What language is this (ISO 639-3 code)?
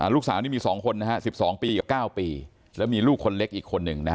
tha